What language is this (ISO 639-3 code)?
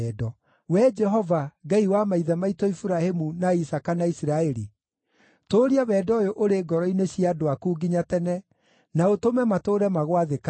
kik